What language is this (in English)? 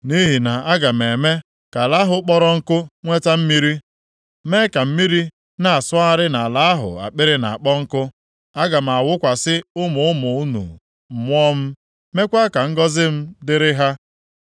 Igbo